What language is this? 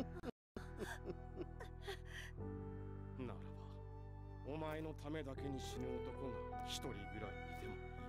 Japanese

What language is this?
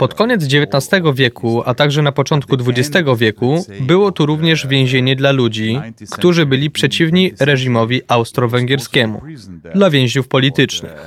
Polish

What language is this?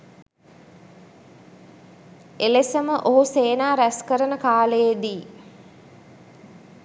Sinhala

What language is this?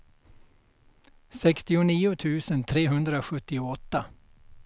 Swedish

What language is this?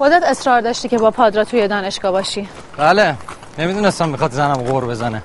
Persian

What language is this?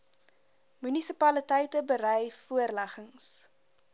Afrikaans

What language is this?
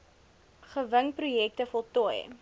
Afrikaans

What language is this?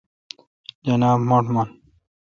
Kalkoti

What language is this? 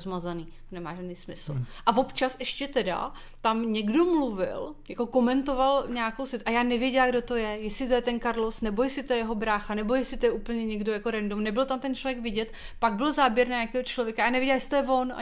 Czech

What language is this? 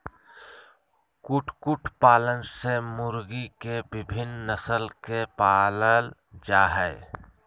Magahi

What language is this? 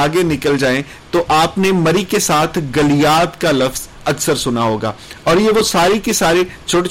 Urdu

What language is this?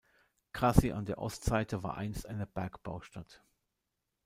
German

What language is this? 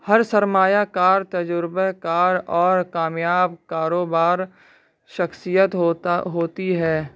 Urdu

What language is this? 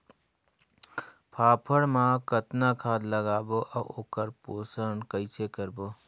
Chhattisgarhi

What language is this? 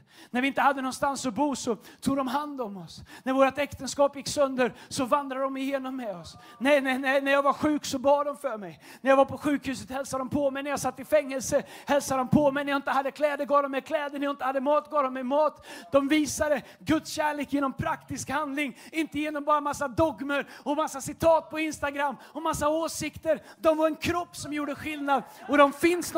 Swedish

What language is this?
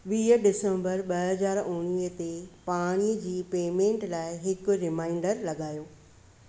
Sindhi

